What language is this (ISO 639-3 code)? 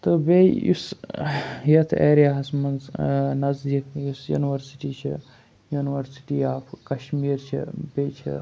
kas